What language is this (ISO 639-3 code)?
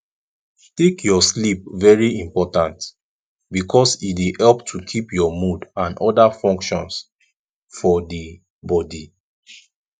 pcm